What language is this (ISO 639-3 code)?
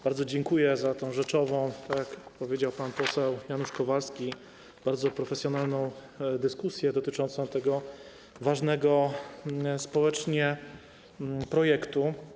pol